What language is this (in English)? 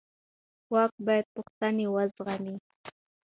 Pashto